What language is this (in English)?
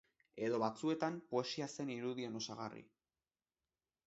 Basque